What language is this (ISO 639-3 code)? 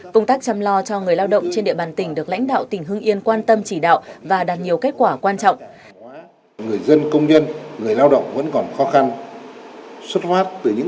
vie